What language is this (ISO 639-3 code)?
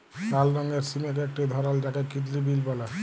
ben